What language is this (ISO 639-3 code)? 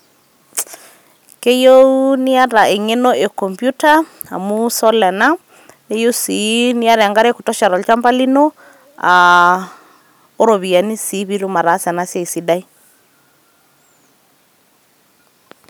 mas